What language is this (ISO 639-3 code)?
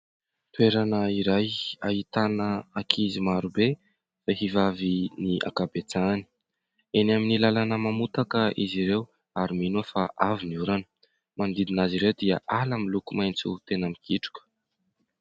mlg